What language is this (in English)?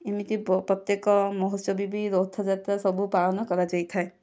Odia